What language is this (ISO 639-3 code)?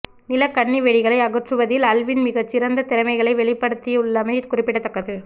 tam